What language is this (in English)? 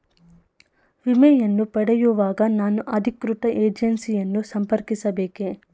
Kannada